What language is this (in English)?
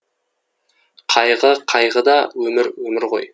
Kazakh